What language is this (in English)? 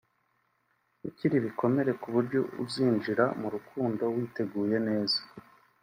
Kinyarwanda